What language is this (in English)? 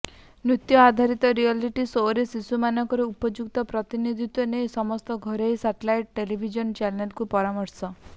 Odia